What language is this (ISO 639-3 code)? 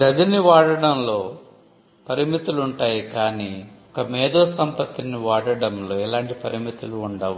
tel